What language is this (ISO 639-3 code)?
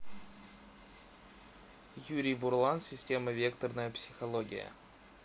rus